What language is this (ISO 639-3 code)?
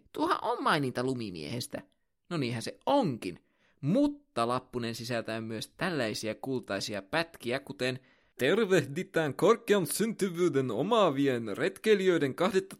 fin